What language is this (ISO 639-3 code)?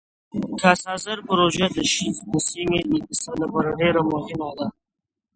pus